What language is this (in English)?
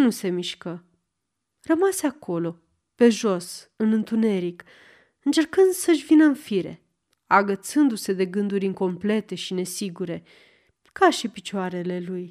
Romanian